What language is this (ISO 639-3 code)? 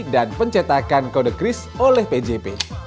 ind